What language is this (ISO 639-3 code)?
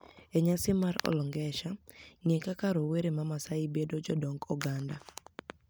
luo